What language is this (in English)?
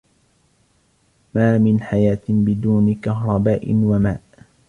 Arabic